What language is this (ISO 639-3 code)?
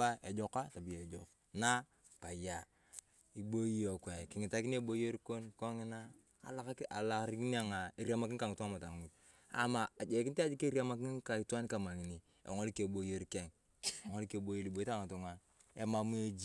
tuv